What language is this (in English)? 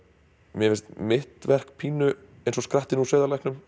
Icelandic